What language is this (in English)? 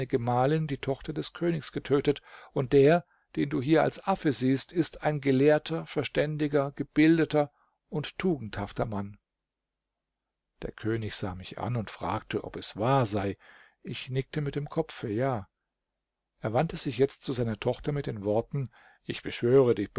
German